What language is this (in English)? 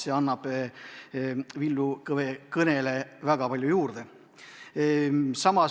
Estonian